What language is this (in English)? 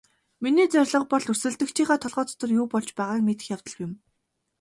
Mongolian